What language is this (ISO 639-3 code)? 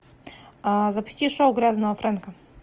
rus